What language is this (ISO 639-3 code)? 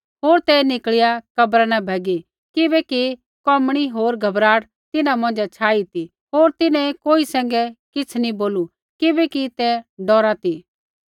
kfx